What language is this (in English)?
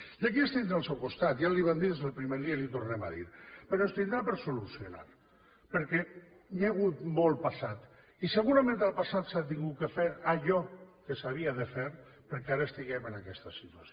Catalan